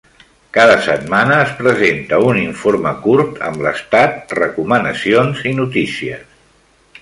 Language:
Catalan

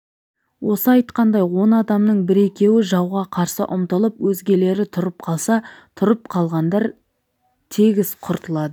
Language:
Kazakh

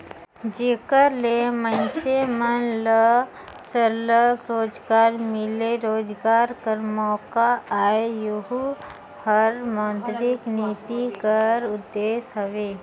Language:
Chhattisgarhi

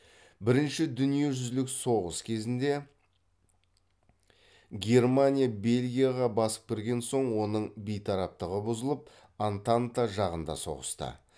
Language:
Kazakh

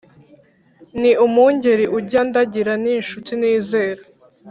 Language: Kinyarwanda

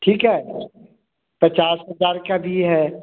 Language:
Hindi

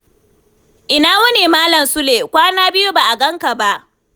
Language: Hausa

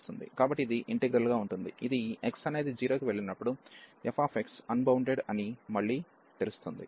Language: Telugu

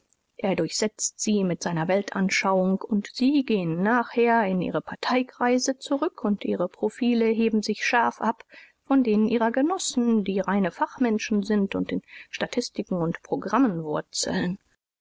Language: German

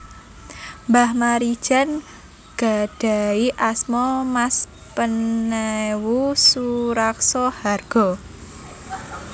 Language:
Javanese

